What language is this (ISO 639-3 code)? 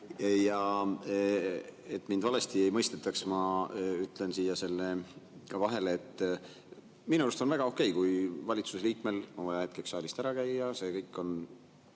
est